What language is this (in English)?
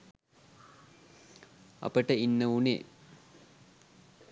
Sinhala